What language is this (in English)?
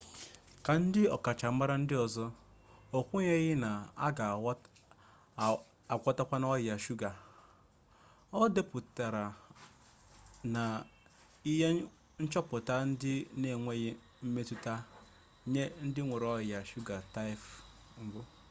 Igbo